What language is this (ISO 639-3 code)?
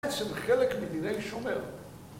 heb